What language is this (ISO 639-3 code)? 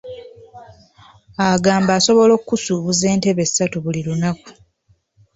lug